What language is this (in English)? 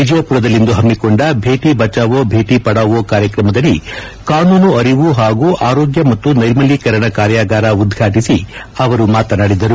Kannada